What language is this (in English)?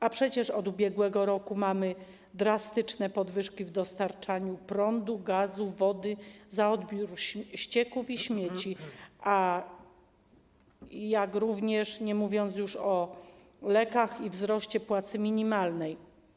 Polish